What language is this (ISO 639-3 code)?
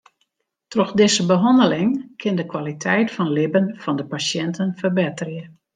fry